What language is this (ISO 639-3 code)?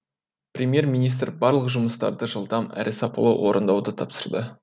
kaz